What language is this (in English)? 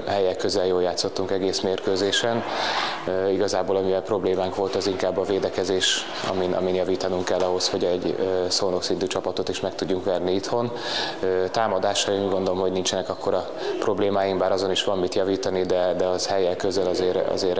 Hungarian